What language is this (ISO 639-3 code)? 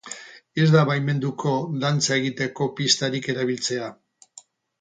eus